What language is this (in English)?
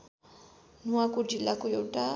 Nepali